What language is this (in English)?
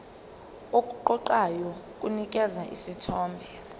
Zulu